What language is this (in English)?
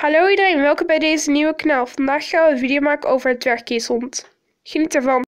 Dutch